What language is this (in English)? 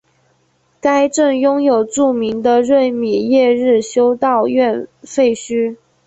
Chinese